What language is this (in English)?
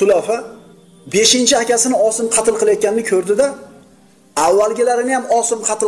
Turkish